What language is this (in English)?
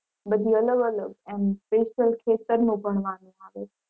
Gujarati